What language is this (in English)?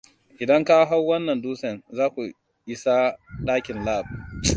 Hausa